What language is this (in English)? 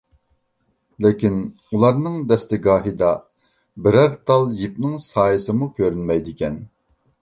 Uyghur